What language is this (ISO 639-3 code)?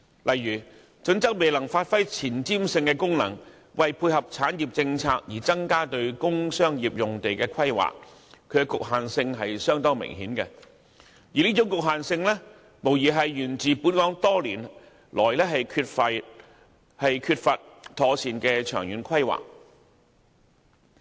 yue